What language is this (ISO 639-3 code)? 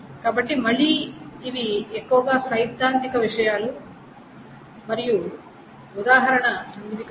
tel